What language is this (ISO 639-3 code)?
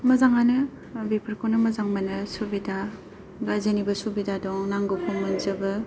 brx